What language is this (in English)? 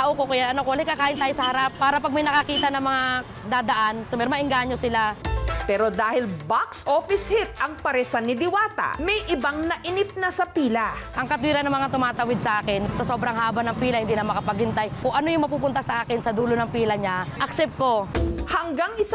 Filipino